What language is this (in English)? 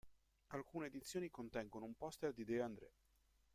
Italian